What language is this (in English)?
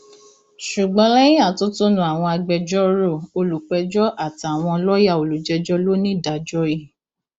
Yoruba